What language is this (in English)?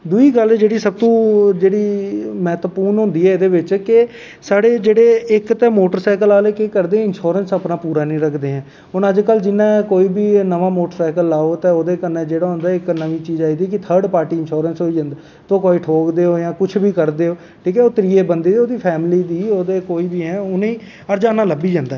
Dogri